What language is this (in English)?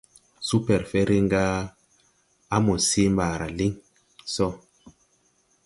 Tupuri